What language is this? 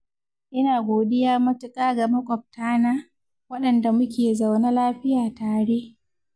Hausa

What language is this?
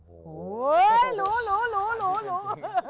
Thai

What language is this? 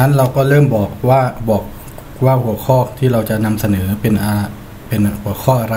Thai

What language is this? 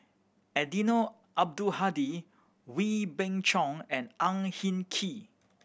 English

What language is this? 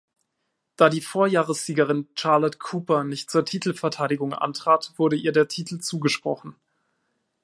German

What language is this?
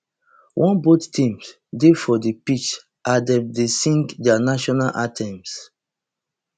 Nigerian Pidgin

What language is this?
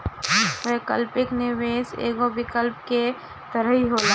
Bhojpuri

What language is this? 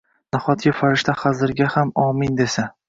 Uzbek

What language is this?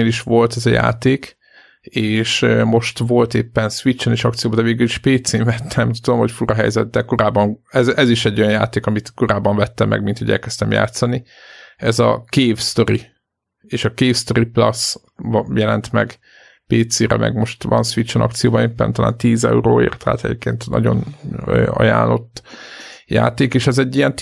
Hungarian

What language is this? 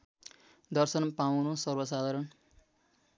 Nepali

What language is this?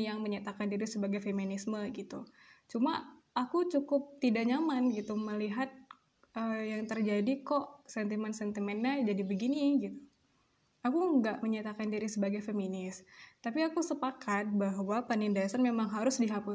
Indonesian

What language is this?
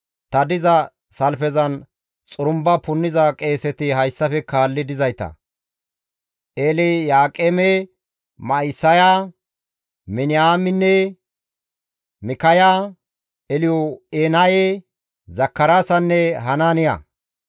Gamo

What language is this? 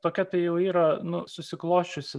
Lithuanian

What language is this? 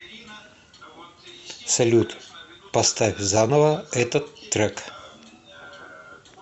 Russian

